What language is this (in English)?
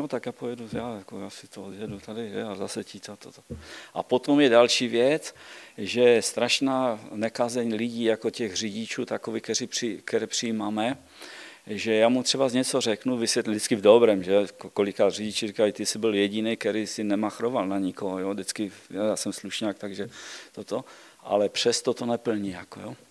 Czech